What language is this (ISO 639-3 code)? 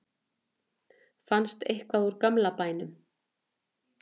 isl